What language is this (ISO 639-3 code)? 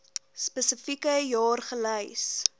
afr